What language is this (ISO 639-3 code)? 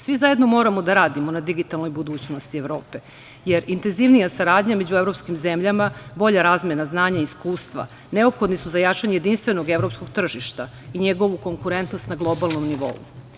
srp